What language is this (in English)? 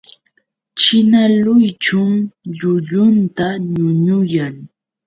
Yauyos Quechua